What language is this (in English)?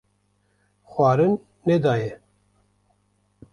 Kurdish